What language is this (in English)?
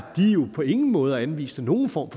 Danish